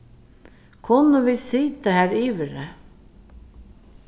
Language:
Faroese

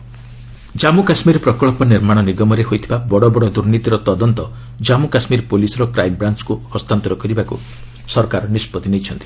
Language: Odia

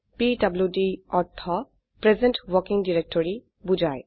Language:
Assamese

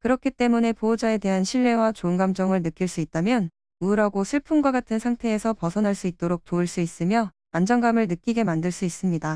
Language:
Korean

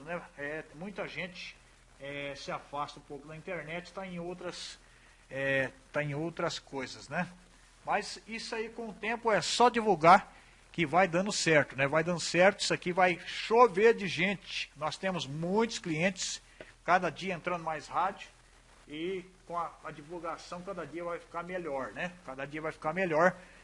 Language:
Portuguese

